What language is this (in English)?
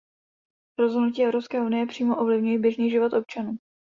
Czech